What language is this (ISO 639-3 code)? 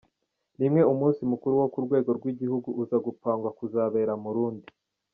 kin